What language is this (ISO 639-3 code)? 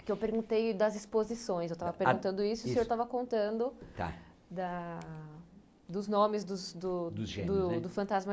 por